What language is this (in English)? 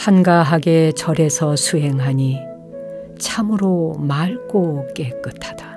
Korean